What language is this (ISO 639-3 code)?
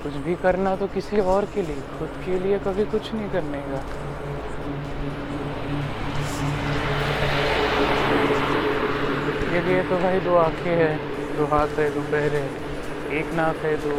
mar